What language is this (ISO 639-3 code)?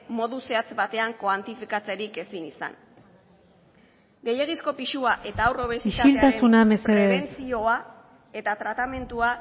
eus